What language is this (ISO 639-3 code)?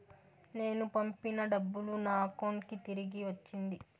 tel